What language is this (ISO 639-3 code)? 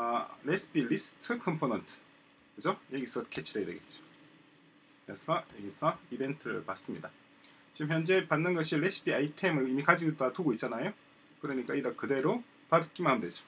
kor